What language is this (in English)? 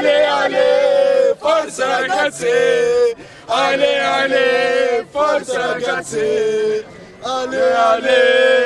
Arabic